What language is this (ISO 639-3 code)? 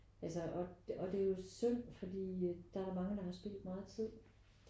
dan